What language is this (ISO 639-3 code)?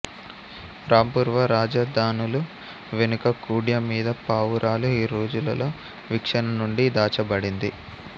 tel